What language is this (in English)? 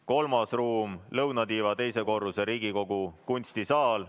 Estonian